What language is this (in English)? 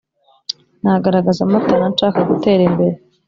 Kinyarwanda